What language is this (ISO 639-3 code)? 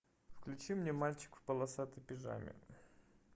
rus